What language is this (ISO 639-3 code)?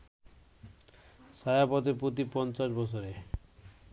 ben